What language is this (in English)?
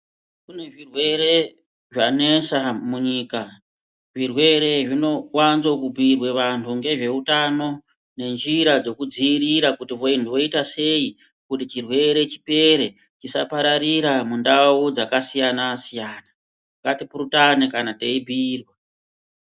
Ndau